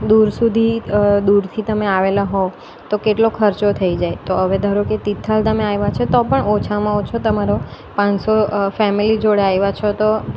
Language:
Gujarati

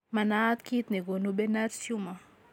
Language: Kalenjin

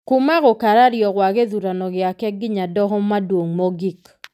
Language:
Kikuyu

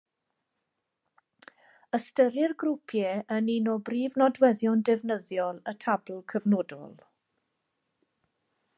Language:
Welsh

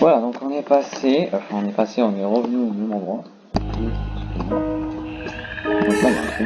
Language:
French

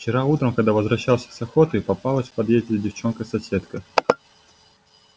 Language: Russian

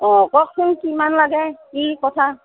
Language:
Assamese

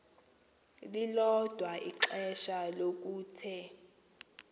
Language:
Xhosa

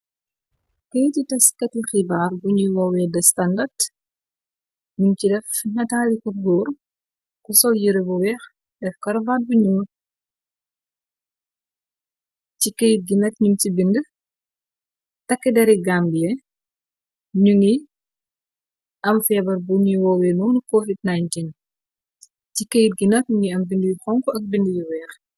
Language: Wolof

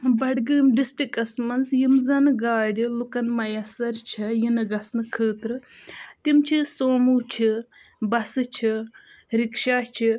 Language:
Kashmiri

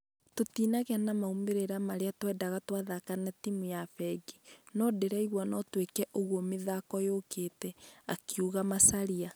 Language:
Kikuyu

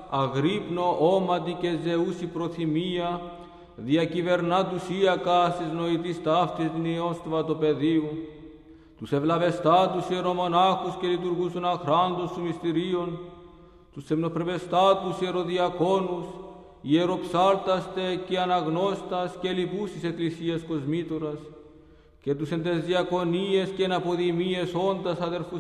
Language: Greek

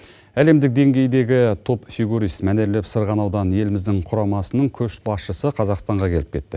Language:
Kazakh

